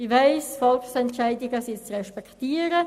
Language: Swiss German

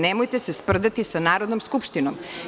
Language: Serbian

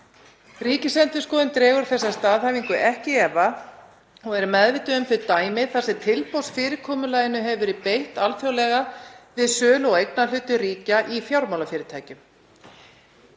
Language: Icelandic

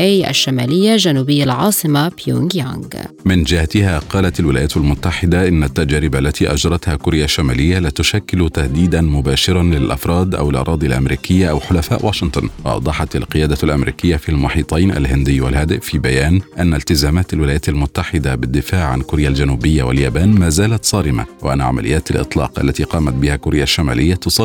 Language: Arabic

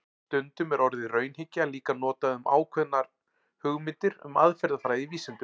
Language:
Icelandic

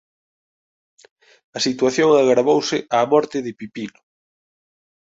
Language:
Galician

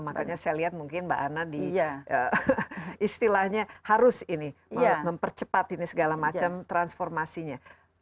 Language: Indonesian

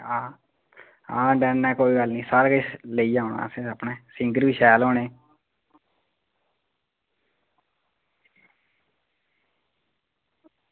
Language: Dogri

